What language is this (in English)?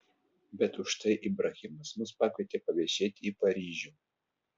Lithuanian